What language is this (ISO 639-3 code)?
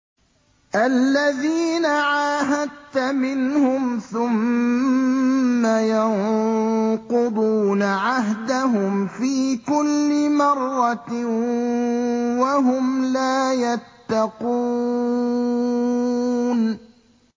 ara